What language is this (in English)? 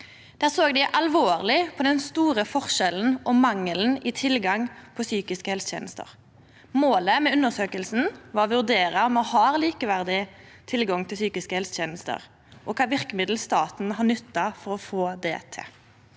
Norwegian